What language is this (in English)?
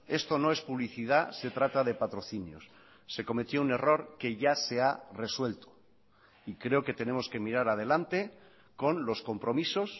Spanish